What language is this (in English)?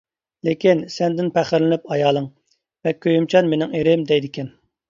Uyghur